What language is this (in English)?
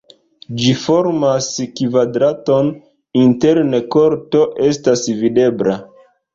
Esperanto